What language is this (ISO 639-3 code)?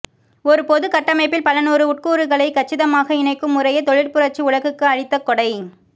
tam